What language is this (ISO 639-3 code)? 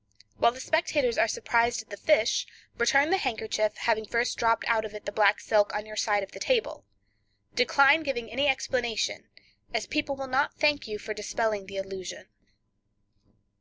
eng